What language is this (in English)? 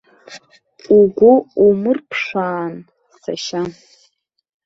Abkhazian